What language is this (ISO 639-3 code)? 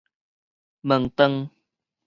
nan